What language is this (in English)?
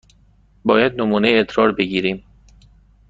Persian